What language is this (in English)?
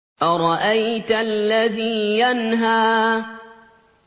Arabic